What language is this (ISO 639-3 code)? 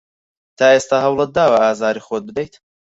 ckb